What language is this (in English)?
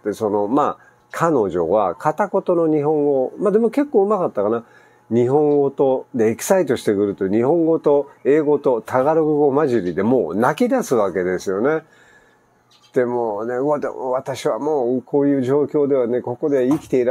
Japanese